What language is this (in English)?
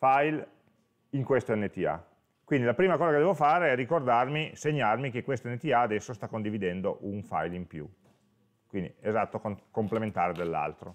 Italian